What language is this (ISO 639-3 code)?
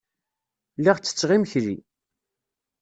kab